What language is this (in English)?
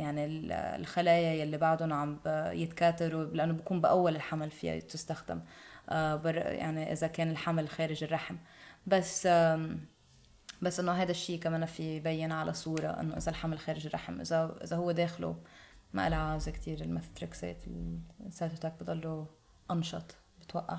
Arabic